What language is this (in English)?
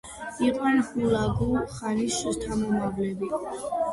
Georgian